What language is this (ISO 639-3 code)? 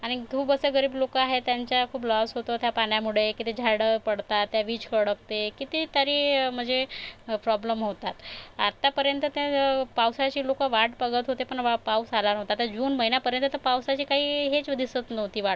mar